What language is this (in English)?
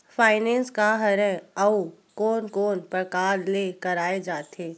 Chhattisgarhi